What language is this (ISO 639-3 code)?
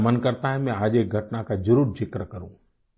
hin